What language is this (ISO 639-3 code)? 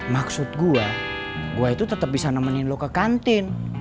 ind